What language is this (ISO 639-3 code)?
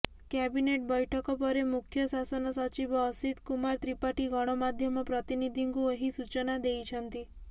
ori